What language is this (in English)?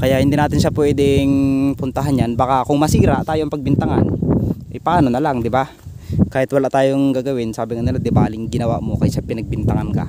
Filipino